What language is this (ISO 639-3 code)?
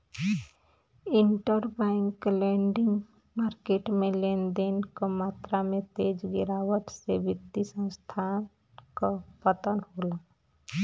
bho